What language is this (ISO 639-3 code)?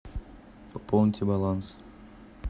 rus